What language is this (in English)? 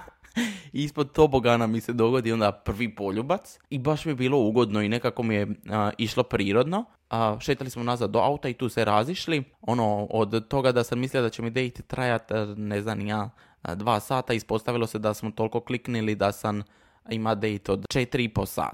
Croatian